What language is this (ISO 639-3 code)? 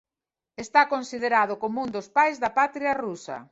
glg